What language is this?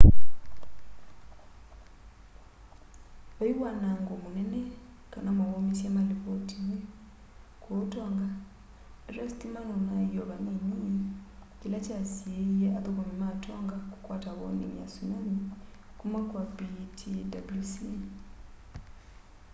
Kamba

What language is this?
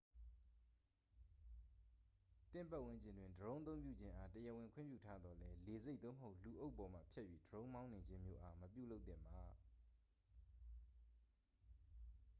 Burmese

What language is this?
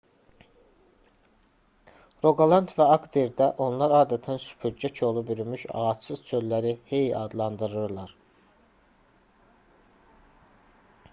Azerbaijani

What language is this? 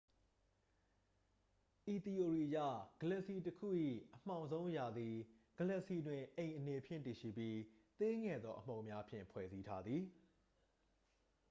Burmese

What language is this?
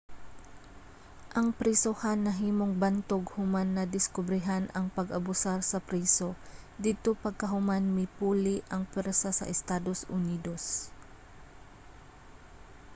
Cebuano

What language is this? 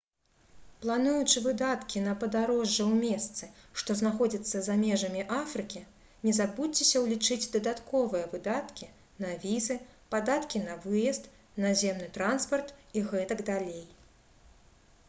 Belarusian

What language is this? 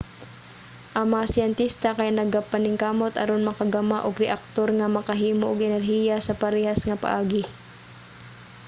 Cebuano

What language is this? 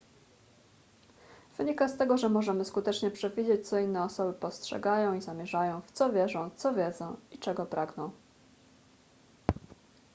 Polish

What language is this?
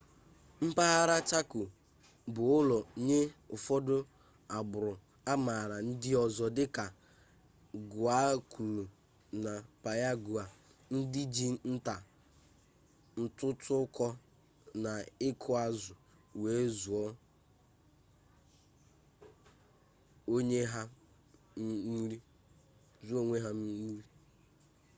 Igbo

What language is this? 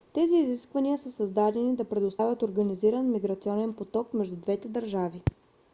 Bulgarian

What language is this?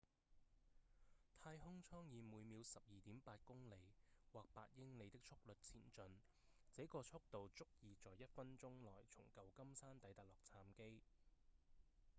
Cantonese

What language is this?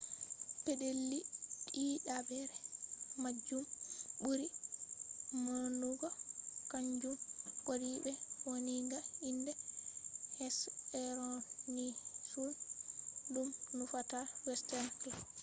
Fula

